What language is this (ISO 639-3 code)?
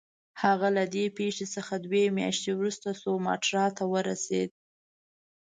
pus